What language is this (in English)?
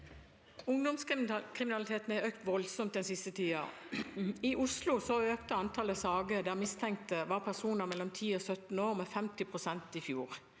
Norwegian